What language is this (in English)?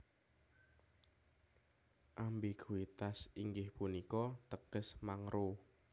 Javanese